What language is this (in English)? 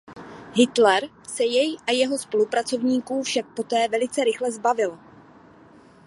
Czech